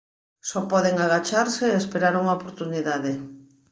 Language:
Galician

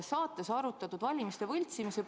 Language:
Estonian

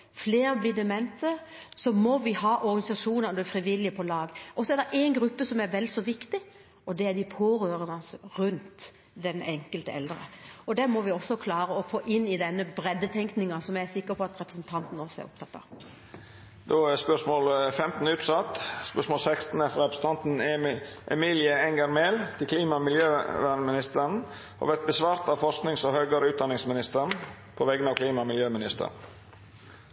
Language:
Norwegian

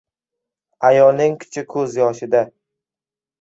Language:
Uzbek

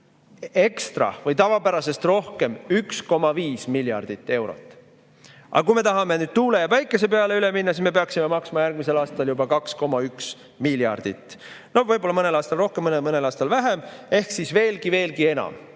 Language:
Estonian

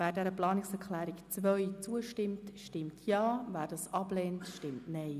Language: Swiss German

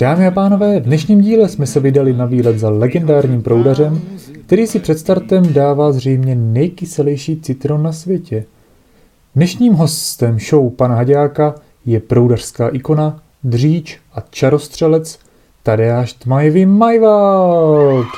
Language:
Czech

